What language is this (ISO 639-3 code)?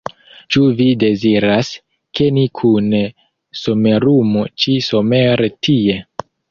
epo